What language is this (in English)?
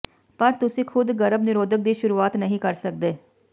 Punjabi